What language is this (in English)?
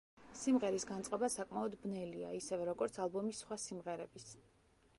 Georgian